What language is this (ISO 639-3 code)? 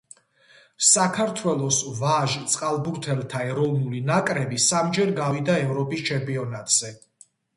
kat